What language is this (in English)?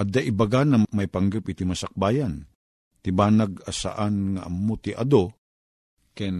Filipino